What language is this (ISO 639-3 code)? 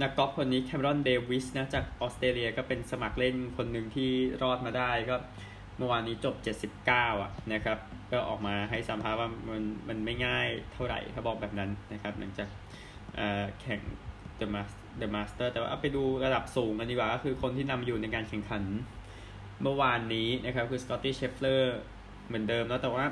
tha